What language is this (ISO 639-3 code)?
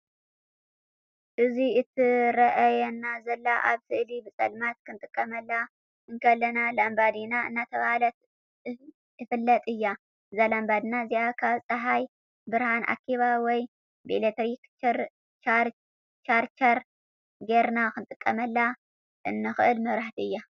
tir